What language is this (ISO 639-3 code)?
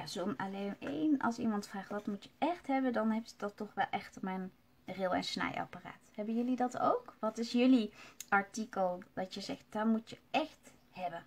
nld